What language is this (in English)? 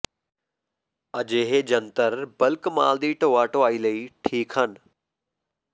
Punjabi